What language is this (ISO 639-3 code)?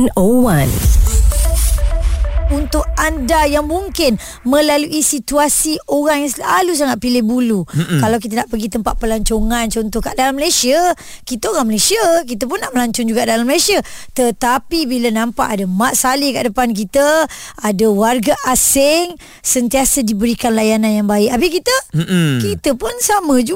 msa